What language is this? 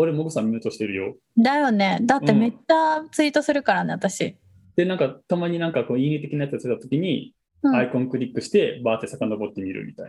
Japanese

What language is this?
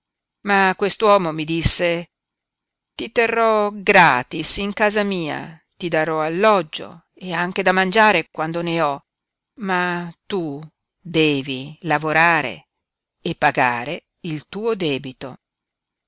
Italian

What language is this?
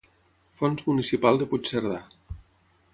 Catalan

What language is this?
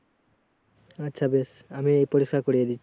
Bangla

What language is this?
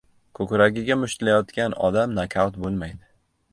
Uzbek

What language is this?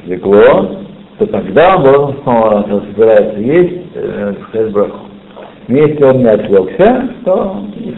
Russian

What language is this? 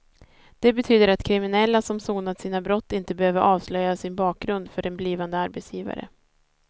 Swedish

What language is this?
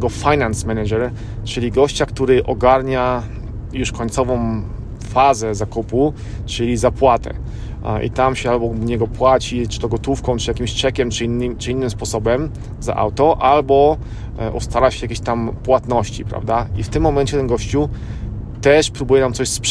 Polish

